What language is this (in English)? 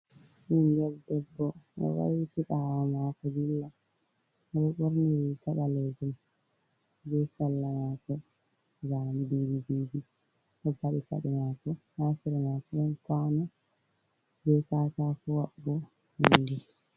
Fula